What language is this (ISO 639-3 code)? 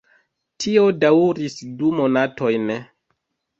epo